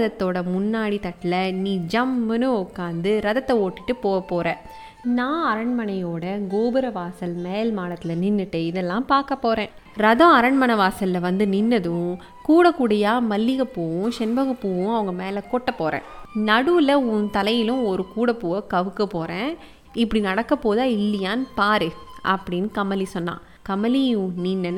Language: Tamil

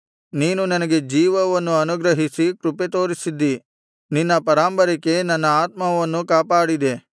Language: Kannada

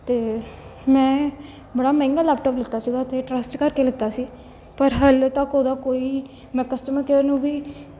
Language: Punjabi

